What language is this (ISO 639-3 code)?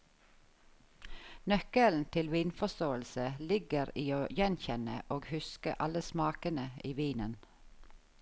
nor